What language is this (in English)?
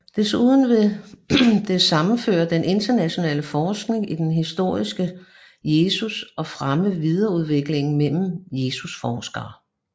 Danish